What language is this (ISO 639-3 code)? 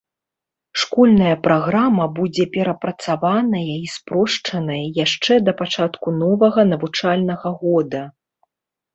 bel